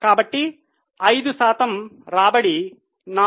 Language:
Telugu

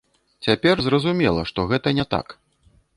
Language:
Belarusian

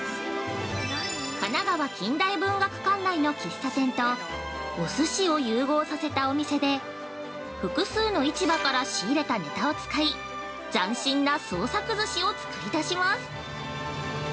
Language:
Japanese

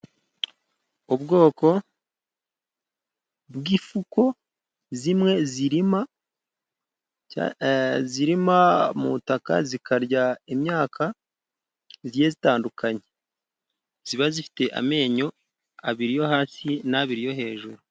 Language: Kinyarwanda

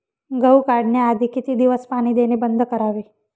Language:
Marathi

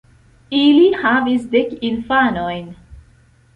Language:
Esperanto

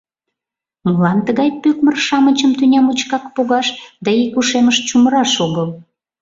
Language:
Mari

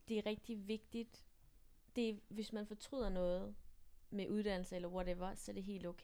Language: Danish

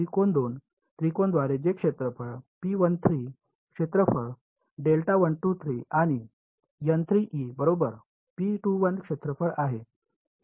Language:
Marathi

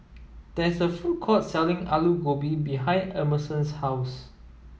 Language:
English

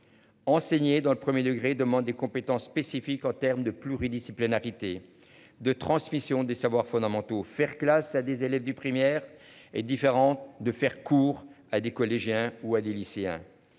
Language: French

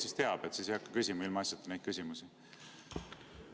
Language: Estonian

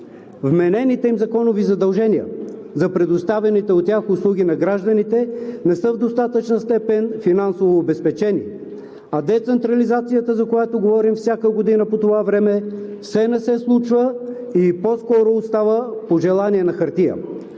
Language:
Bulgarian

